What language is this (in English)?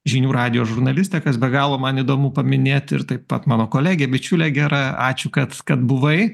Lithuanian